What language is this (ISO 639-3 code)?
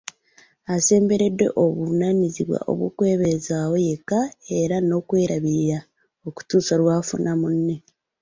lug